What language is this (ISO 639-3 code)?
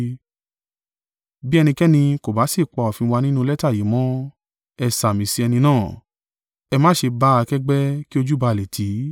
yor